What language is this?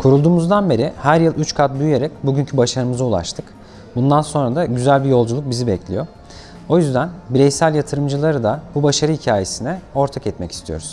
Turkish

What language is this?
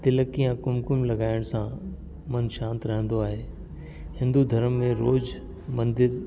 Sindhi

